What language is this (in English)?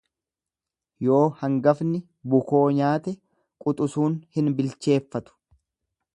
Oromo